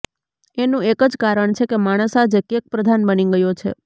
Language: Gujarati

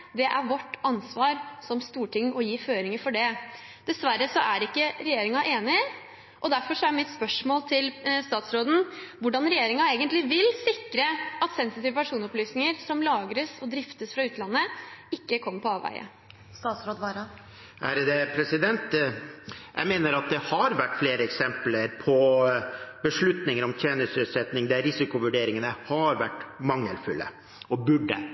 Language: Norwegian Bokmål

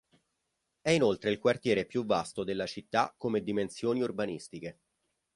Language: Italian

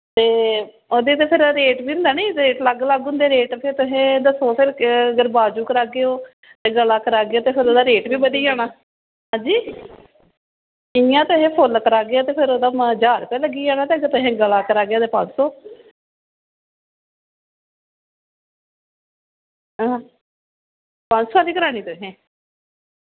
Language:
Dogri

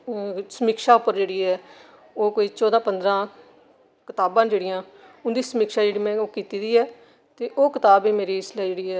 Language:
Dogri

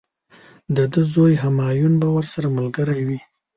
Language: Pashto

